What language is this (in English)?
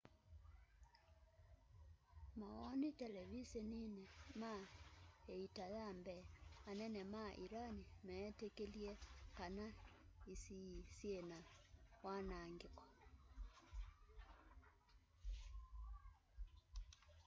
Kamba